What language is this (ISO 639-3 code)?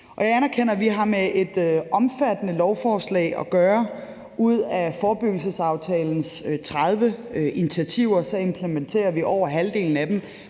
dan